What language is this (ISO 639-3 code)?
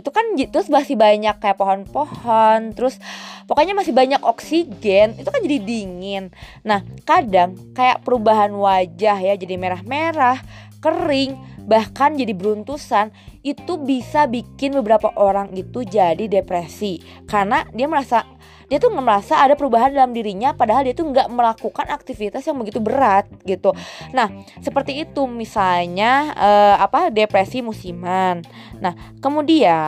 ind